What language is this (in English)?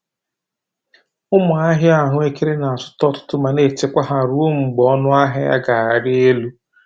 Igbo